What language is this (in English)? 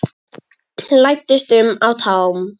Icelandic